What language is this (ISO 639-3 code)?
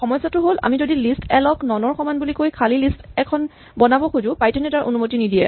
asm